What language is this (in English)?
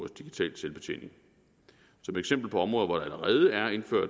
Danish